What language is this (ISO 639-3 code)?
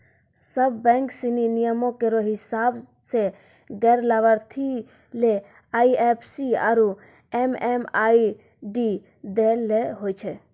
mai